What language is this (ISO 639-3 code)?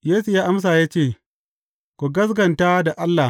hau